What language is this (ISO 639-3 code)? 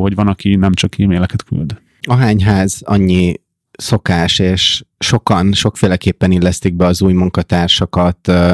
hun